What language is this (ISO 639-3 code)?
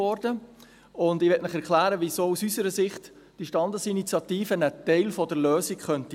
gsw